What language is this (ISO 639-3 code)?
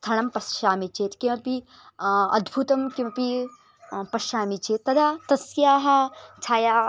san